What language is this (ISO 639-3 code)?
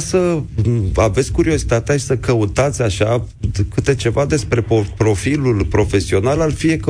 ron